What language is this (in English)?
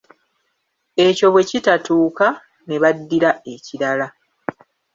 Ganda